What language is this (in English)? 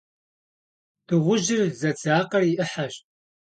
Kabardian